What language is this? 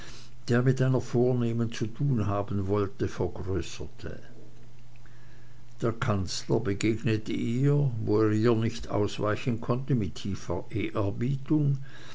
German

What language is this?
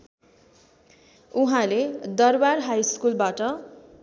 Nepali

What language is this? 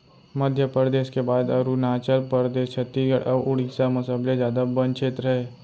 Chhattisgarhi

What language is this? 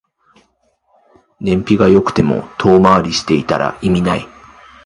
Japanese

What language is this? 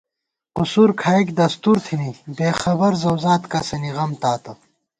Gawar-Bati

